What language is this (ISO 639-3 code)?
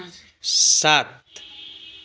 nep